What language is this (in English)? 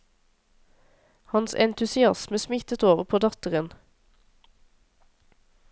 Norwegian